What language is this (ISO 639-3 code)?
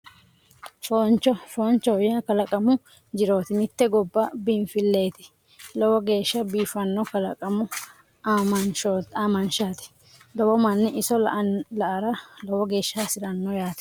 sid